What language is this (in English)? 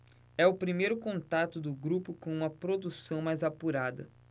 Portuguese